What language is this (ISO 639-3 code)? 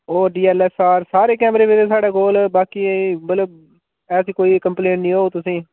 doi